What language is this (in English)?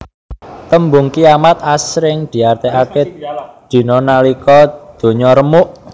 Javanese